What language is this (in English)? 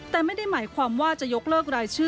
Thai